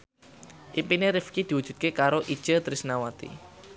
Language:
Javanese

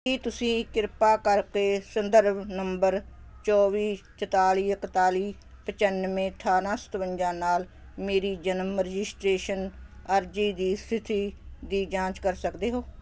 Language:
Punjabi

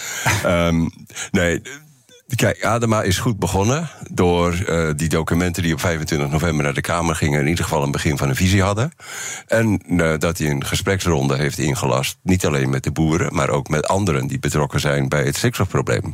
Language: Dutch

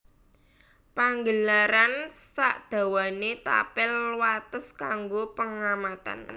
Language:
Javanese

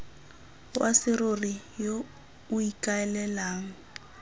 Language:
Tswana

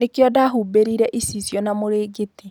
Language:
Kikuyu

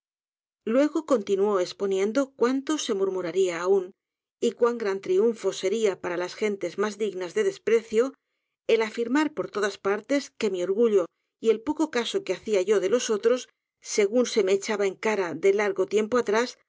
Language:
Spanish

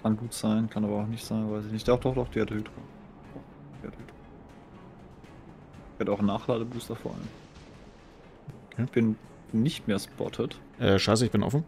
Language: German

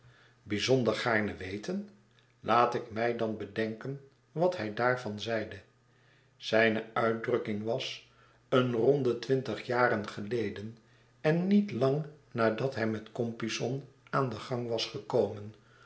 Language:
Dutch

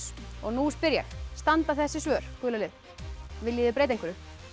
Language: Icelandic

